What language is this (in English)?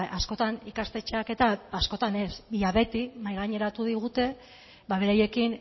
Basque